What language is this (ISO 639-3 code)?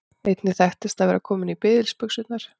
isl